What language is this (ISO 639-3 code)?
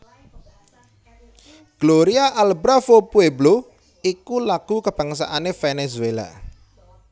jav